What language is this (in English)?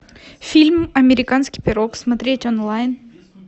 Russian